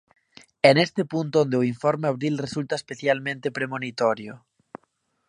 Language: Galician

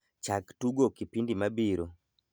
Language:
Luo (Kenya and Tanzania)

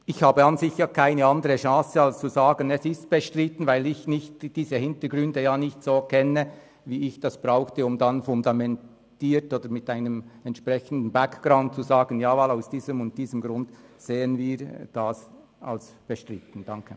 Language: Swiss German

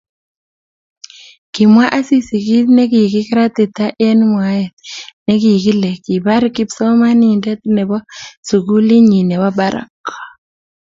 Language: Kalenjin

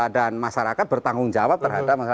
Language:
Indonesian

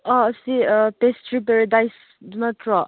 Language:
Manipuri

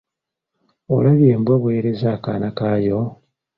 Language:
Ganda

